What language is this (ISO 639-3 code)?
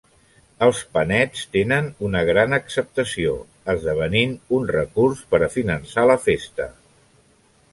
cat